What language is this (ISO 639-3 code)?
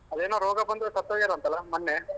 kan